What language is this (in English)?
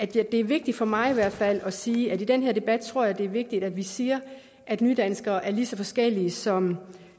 Danish